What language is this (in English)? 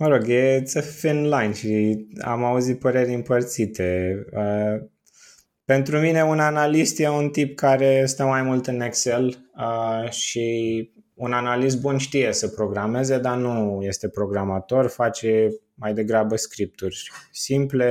Romanian